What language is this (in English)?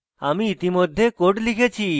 Bangla